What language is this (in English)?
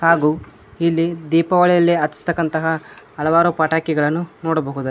Kannada